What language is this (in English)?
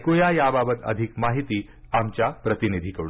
Marathi